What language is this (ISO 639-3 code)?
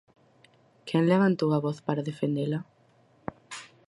glg